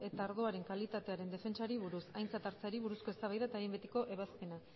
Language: Basque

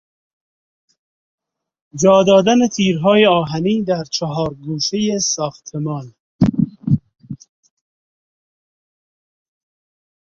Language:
Persian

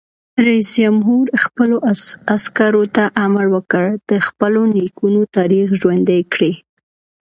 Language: Pashto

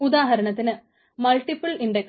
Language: Malayalam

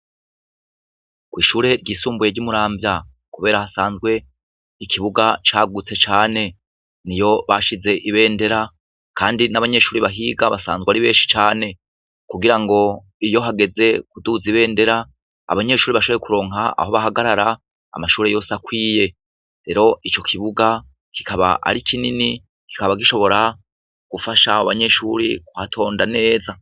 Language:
Rundi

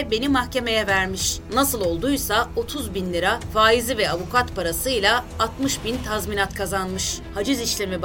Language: Turkish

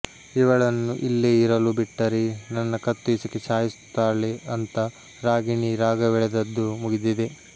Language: Kannada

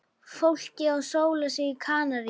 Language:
Icelandic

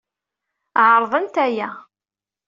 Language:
Kabyle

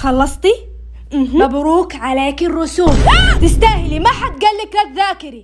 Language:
Arabic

